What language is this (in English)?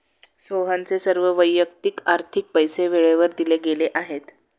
Marathi